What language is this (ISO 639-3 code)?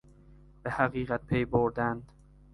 fas